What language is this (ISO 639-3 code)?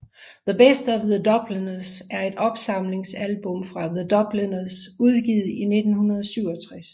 dan